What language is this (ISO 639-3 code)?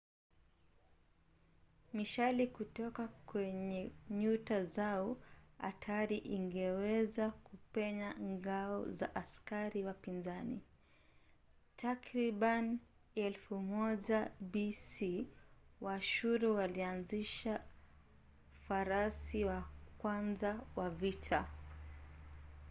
swa